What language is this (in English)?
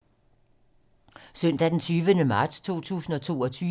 Danish